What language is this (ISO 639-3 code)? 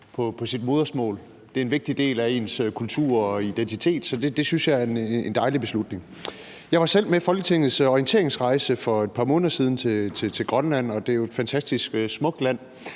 dan